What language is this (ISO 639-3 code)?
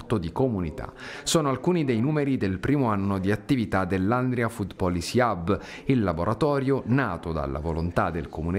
ita